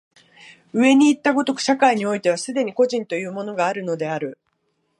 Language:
Japanese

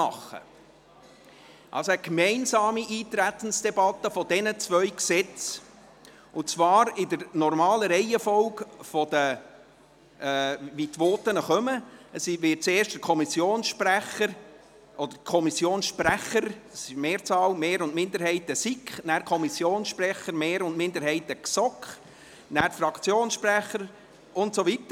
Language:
Swiss German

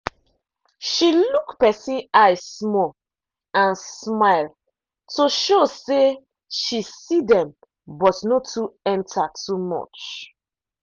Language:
Nigerian Pidgin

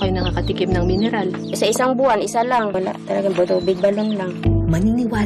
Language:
Filipino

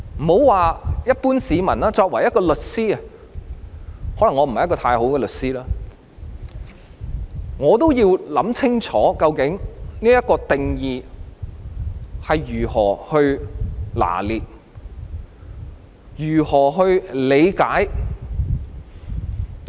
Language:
Cantonese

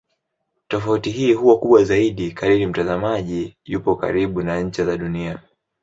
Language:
Swahili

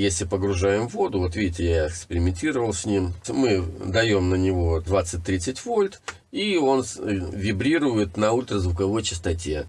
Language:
Russian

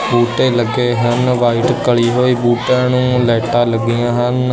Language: Punjabi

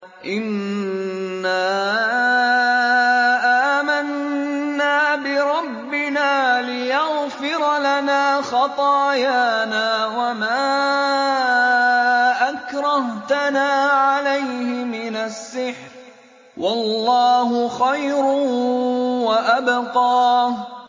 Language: Arabic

